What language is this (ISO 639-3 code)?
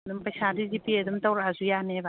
mni